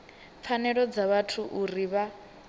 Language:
Venda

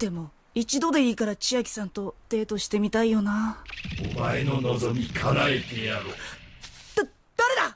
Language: Japanese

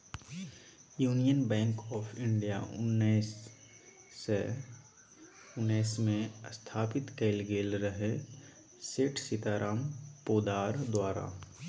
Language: Maithili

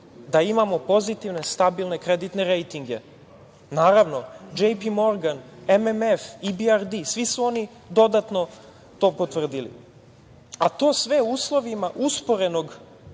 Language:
Serbian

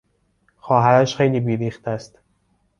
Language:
Persian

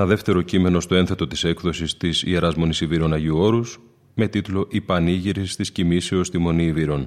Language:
Greek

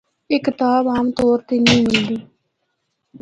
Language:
Northern Hindko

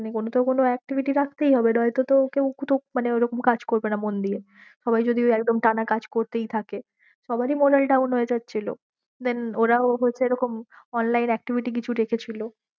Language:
Bangla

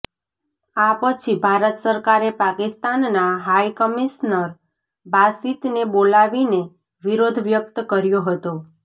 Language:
Gujarati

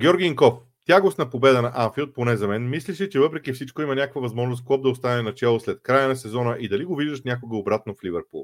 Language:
Bulgarian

